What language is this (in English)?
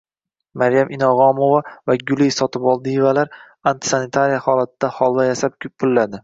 Uzbek